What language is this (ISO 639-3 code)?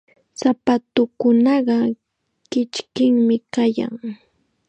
qxa